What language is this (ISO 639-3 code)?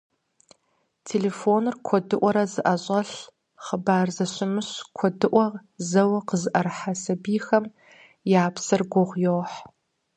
kbd